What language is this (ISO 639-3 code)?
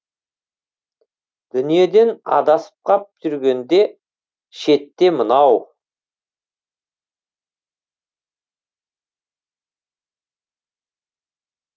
kaz